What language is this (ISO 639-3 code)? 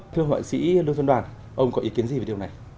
vie